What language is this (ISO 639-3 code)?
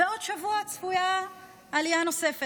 heb